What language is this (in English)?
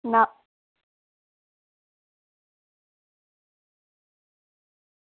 Dogri